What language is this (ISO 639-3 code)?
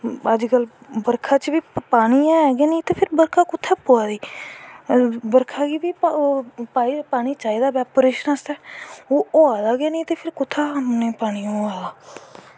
doi